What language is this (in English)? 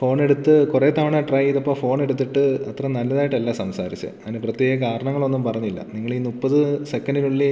Malayalam